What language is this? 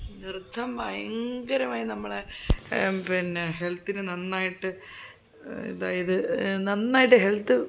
Malayalam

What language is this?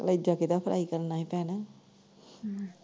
Punjabi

